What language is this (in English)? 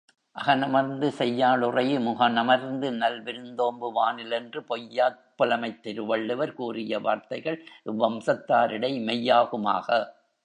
Tamil